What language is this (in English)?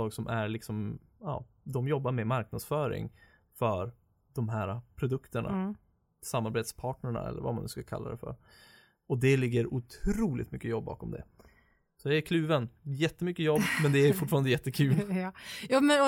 Swedish